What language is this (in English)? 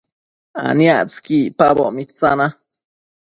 Matsés